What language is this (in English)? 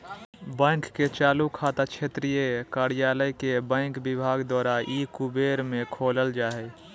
Magahi